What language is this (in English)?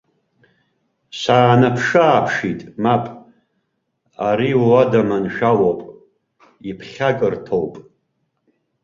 Abkhazian